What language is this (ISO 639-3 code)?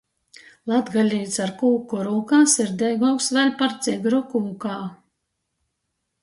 ltg